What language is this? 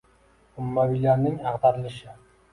Uzbek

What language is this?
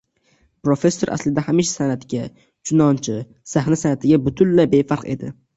Uzbek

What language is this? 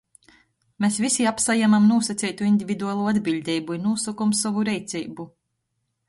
Latgalian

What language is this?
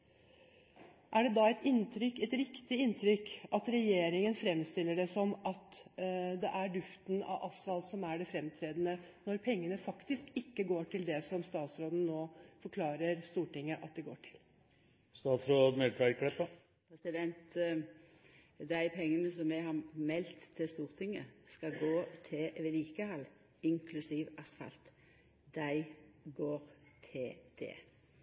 Norwegian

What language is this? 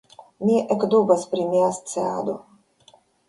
Esperanto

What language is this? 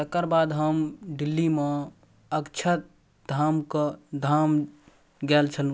Maithili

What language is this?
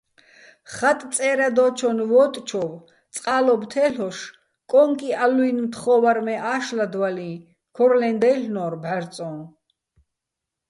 Bats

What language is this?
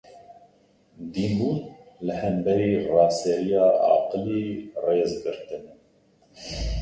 Kurdish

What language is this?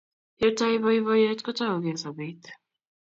Kalenjin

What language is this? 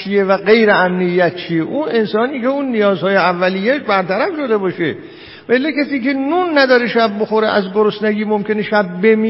Persian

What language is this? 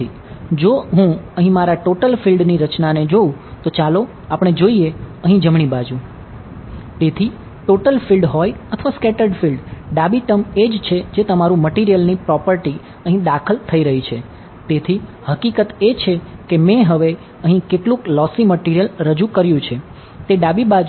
Gujarati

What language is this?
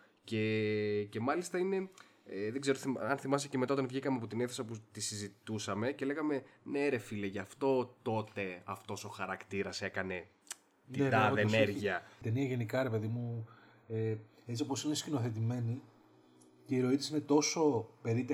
Greek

